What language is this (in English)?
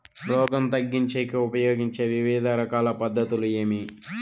Telugu